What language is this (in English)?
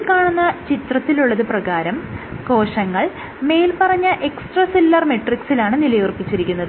Malayalam